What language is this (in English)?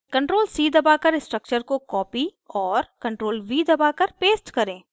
Hindi